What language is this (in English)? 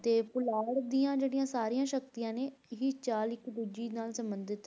Punjabi